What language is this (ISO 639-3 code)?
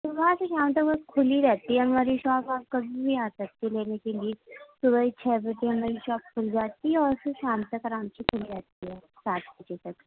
urd